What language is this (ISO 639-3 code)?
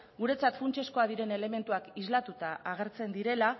eus